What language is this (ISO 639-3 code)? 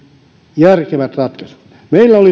fin